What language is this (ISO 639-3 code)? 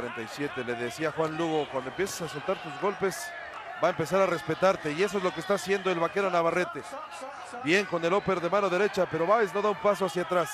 spa